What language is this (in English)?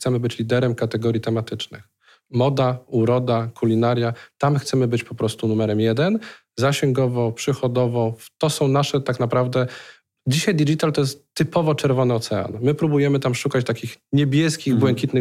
Polish